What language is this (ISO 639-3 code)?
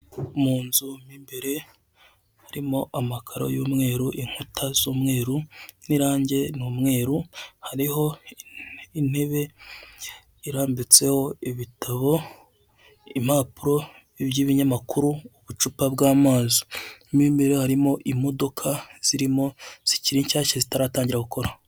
kin